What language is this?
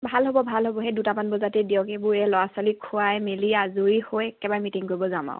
Assamese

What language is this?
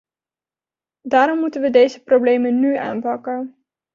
Dutch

